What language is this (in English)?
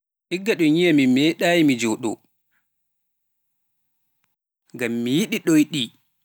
Pular